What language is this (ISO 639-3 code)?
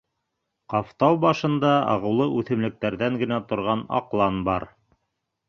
bak